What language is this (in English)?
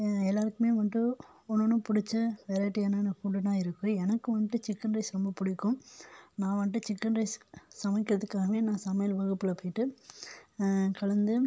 Tamil